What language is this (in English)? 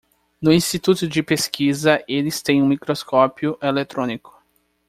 Portuguese